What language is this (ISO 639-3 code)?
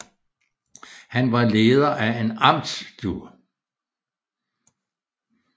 dan